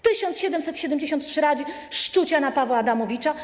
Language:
Polish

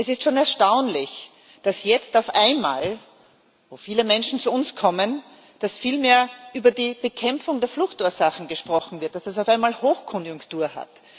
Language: German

